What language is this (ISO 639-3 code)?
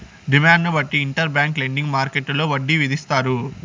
tel